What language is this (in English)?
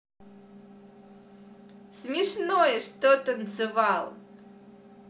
Russian